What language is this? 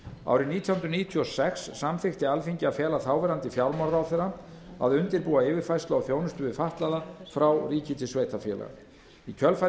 Icelandic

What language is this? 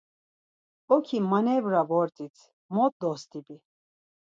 Laz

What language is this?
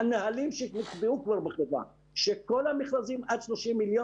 Hebrew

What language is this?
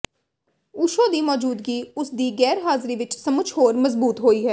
Punjabi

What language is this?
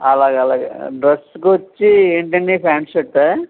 Telugu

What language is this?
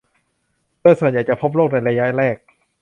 Thai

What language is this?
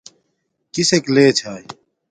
Domaaki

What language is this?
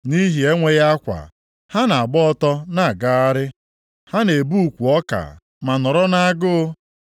Igbo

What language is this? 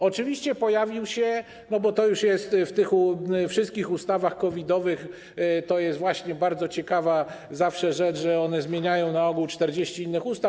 Polish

